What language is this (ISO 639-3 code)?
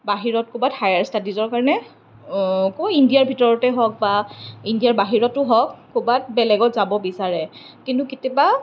asm